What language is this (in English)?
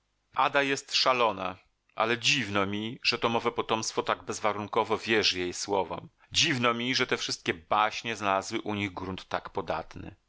Polish